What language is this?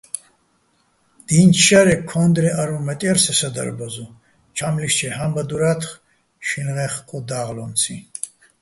Bats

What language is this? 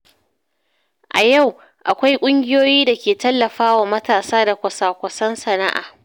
Hausa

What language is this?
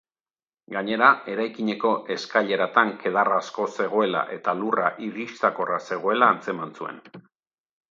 Basque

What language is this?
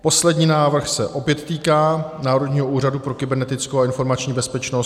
Czech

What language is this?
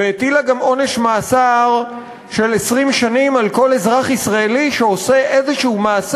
Hebrew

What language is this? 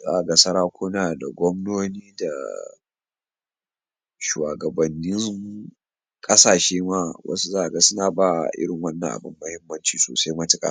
Hausa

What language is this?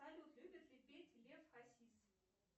Russian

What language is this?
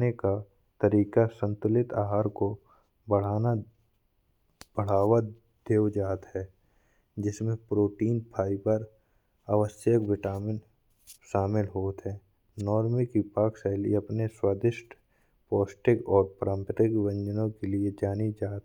Bundeli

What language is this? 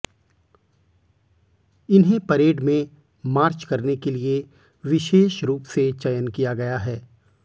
Hindi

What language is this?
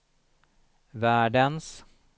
Swedish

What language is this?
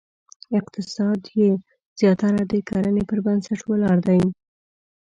Pashto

